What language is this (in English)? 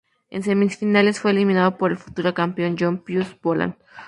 Spanish